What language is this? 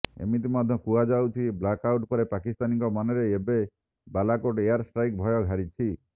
Odia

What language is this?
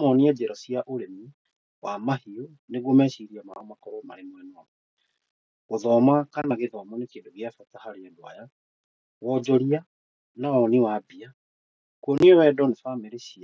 Kikuyu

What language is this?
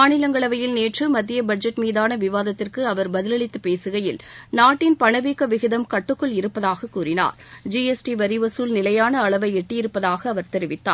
Tamil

